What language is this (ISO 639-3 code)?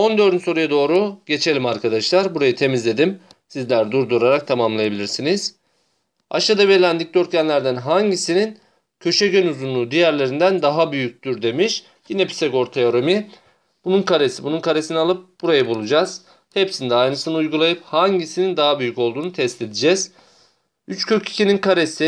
tur